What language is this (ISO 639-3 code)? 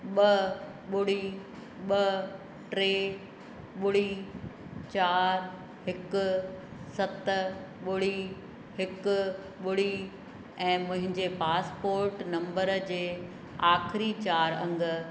snd